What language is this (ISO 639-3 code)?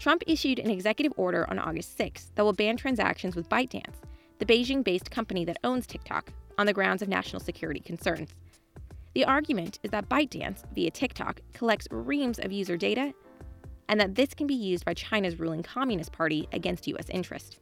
eng